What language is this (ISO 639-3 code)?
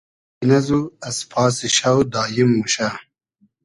haz